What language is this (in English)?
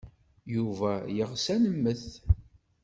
Kabyle